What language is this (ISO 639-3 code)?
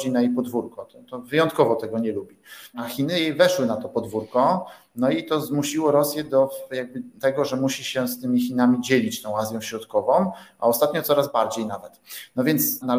pol